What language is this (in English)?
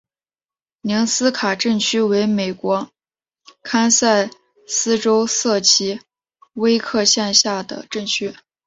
Chinese